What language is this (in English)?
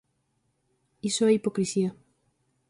Galician